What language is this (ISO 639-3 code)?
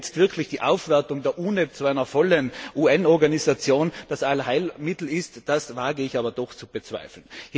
deu